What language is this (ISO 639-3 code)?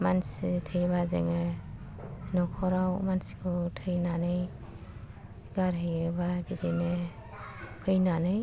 brx